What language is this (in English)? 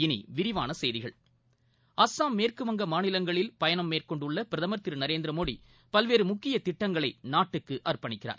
Tamil